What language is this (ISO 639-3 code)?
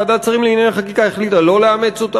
heb